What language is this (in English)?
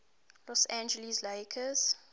English